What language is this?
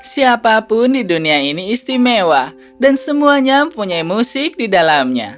Indonesian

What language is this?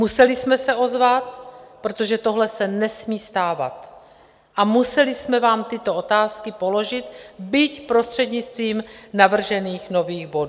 Czech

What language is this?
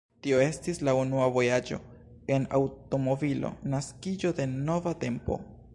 Esperanto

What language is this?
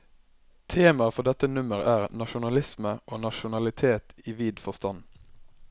Norwegian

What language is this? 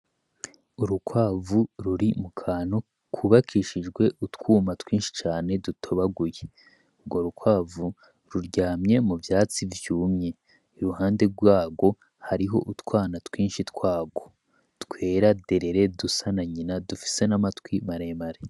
Rundi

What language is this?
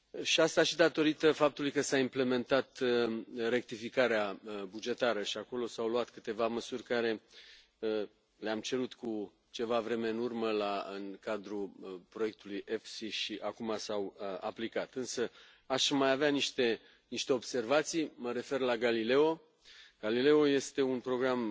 Romanian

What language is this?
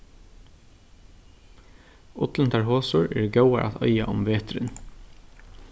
Faroese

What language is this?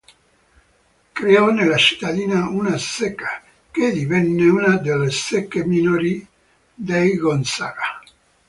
Italian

